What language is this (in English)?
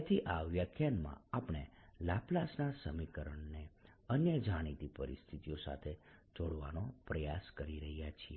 Gujarati